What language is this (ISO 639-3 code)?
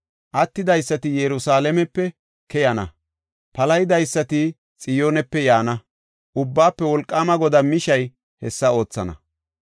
gof